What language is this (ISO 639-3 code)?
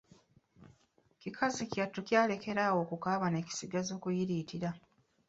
lug